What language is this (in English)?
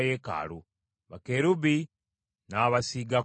Ganda